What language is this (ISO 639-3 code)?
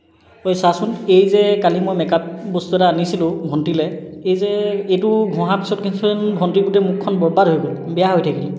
asm